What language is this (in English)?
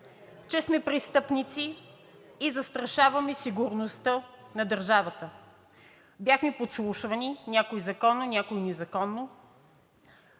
Bulgarian